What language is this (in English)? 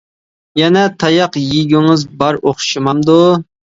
Uyghur